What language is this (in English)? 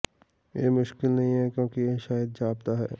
Punjabi